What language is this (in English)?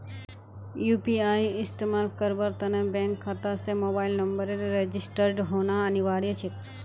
Magahi